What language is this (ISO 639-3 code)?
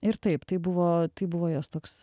lit